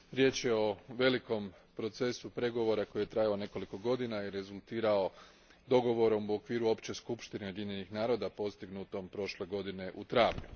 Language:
Croatian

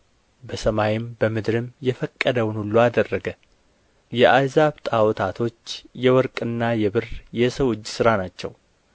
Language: Amharic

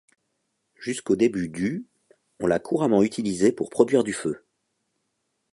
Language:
French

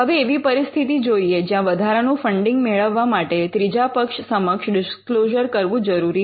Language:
Gujarati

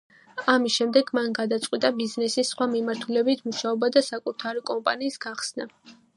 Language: Georgian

